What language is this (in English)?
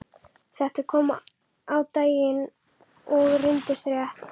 Icelandic